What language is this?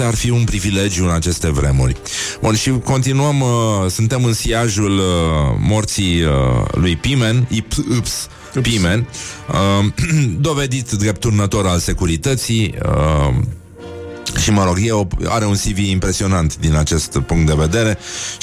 Romanian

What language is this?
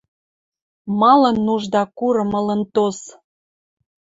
Western Mari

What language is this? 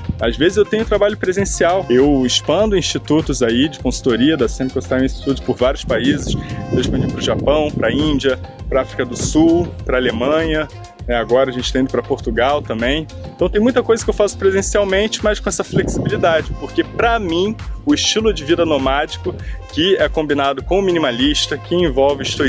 Portuguese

